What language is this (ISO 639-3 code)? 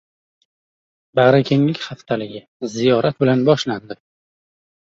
uzb